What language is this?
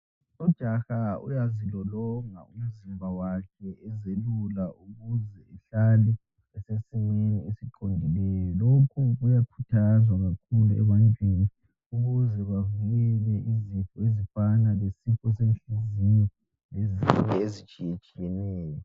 North Ndebele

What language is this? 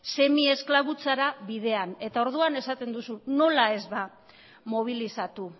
Basque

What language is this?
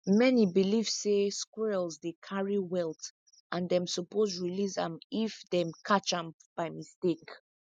Nigerian Pidgin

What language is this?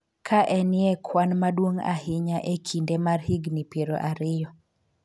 Luo (Kenya and Tanzania)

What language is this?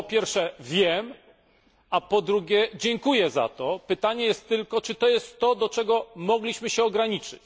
Polish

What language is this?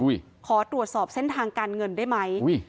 Thai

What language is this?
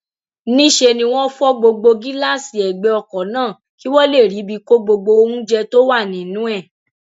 Yoruba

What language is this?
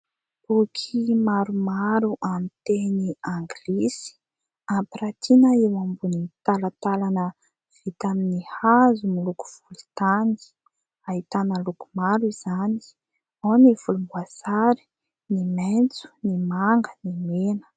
Malagasy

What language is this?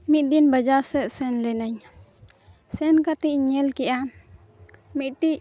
Santali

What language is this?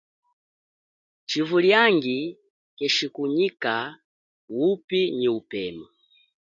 Chokwe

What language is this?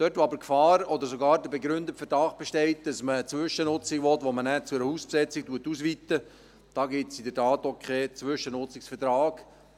Swiss German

